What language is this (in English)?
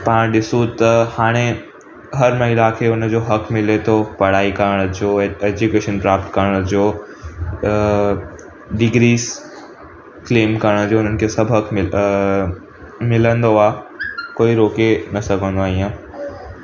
Sindhi